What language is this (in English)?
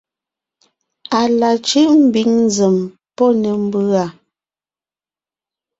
Ngiemboon